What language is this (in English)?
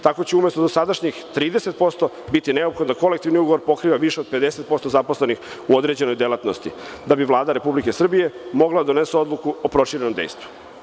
Serbian